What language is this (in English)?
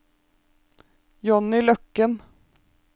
Norwegian